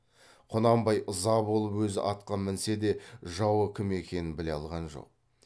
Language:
Kazakh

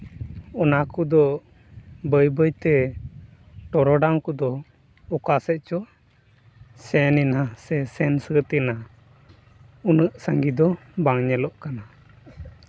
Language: Santali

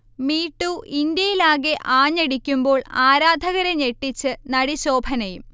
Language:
Malayalam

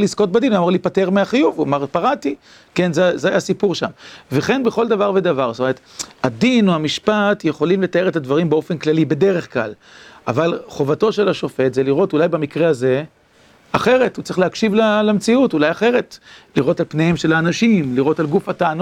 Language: Hebrew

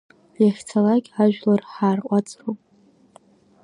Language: Abkhazian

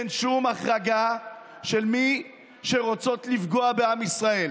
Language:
Hebrew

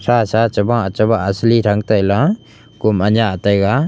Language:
Wancho Naga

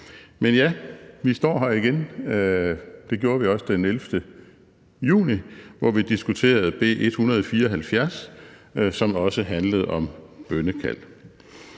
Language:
Danish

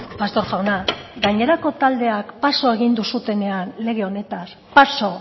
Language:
Basque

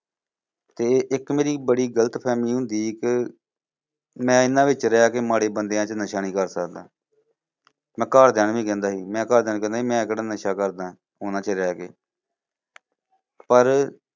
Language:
Punjabi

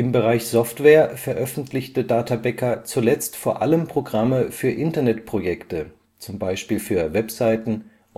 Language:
German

